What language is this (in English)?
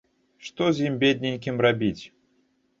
Belarusian